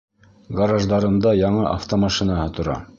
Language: Bashkir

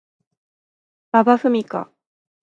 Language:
Japanese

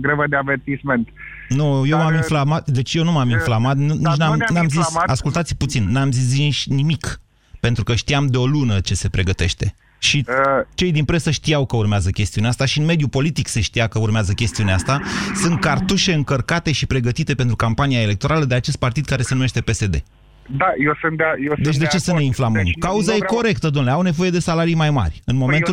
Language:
Romanian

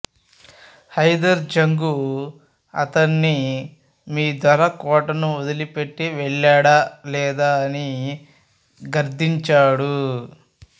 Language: Telugu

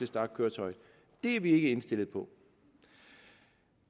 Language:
Danish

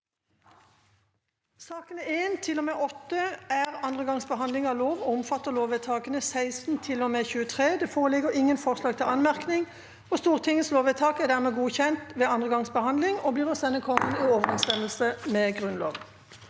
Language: Norwegian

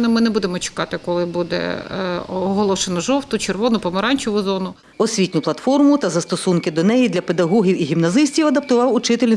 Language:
Ukrainian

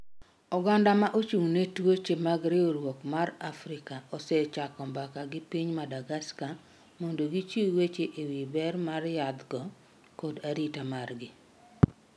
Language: Luo (Kenya and Tanzania)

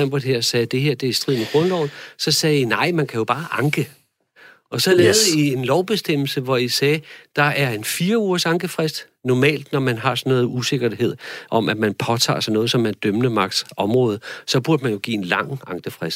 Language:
Danish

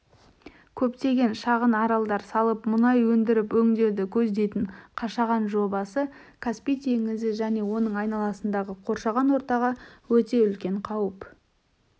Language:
Kazakh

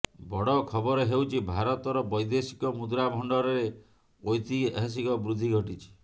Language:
Odia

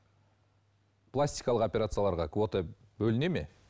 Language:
Kazakh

